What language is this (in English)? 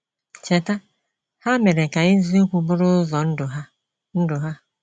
Igbo